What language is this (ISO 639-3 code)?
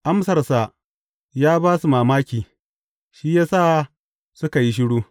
hau